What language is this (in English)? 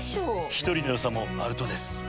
Japanese